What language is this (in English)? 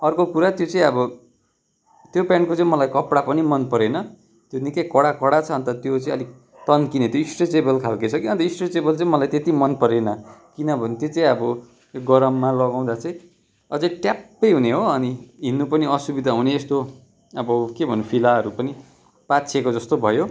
Nepali